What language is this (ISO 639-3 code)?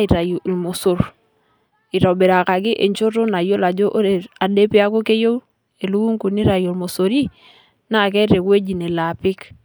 mas